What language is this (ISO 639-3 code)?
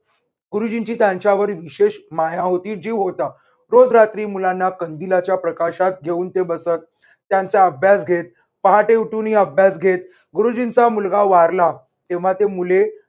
mar